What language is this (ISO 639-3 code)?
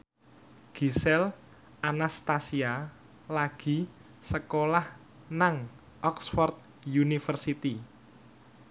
jav